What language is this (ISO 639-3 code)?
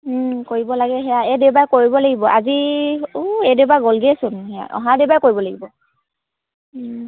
asm